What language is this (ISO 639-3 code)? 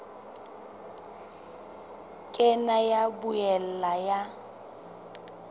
sot